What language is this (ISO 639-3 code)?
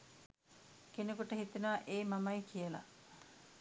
sin